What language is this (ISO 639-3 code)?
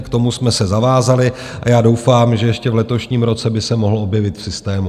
ces